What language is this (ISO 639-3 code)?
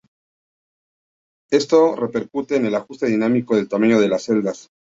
spa